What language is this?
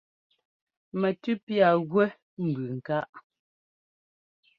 Ngomba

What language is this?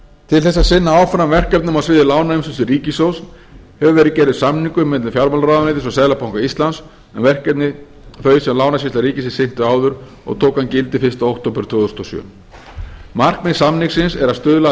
Icelandic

